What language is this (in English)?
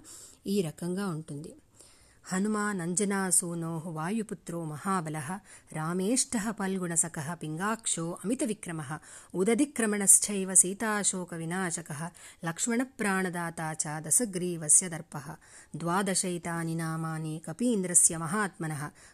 Telugu